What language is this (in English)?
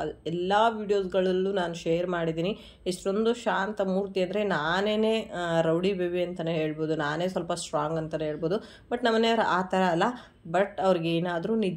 Kannada